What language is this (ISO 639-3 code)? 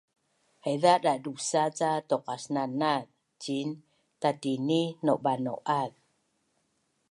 bnn